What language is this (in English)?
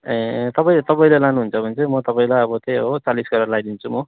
Nepali